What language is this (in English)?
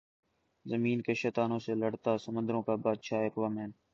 Urdu